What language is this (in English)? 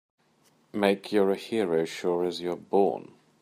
English